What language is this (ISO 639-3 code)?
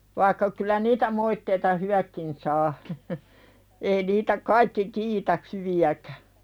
fin